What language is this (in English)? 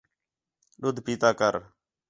Khetrani